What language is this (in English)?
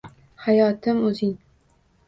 Uzbek